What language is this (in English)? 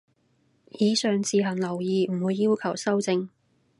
Cantonese